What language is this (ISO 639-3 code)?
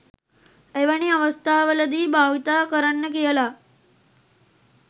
sin